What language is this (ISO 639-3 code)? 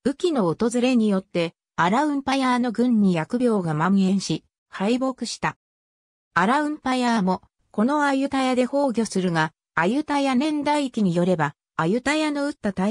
jpn